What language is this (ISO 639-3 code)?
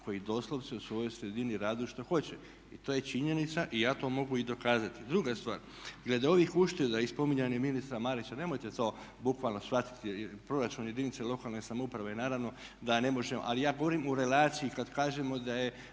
hrv